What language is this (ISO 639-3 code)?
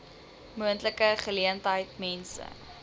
afr